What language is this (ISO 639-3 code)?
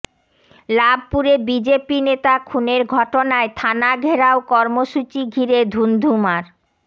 ben